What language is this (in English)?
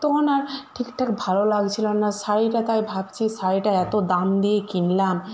Bangla